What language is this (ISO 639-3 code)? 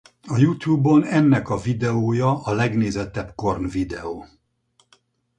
hun